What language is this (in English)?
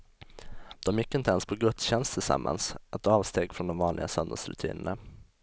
Swedish